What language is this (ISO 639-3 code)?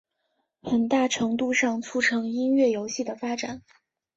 zho